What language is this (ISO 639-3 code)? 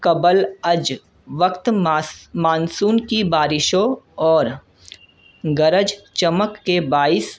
urd